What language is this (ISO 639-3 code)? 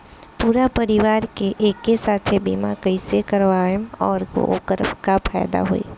bho